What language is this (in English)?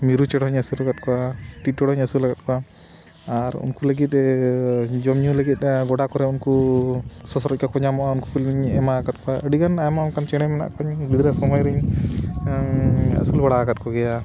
Santali